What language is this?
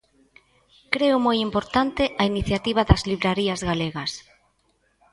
Galician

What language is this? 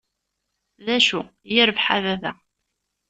Kabyle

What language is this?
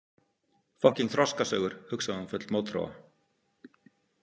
Icelandic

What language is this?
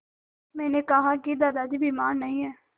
Hindi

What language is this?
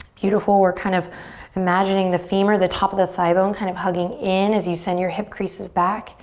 English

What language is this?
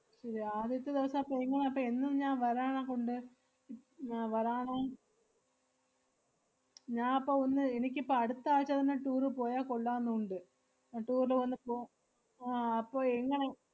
Malayalam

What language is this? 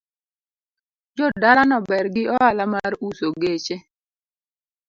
Luo (Kenya and Tanzania)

